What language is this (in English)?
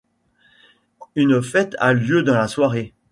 French